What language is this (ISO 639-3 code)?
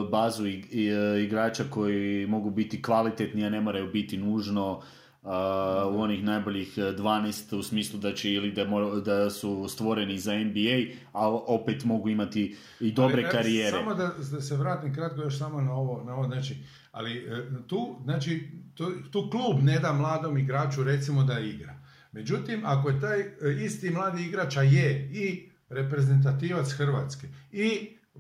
hrv